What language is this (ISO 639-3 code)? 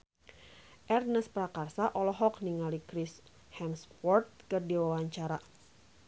sun